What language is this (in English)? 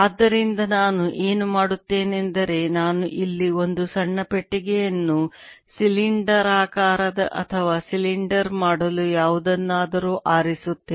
Kannada